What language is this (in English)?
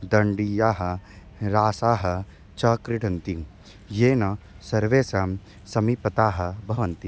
Sanskrit